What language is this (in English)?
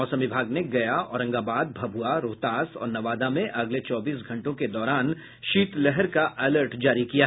Hindi